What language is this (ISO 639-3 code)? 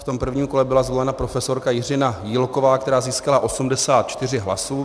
ces